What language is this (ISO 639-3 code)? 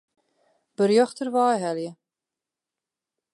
fry